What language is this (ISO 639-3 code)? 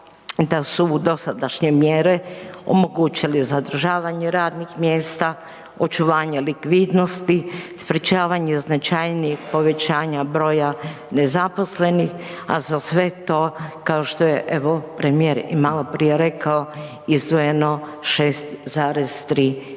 hrv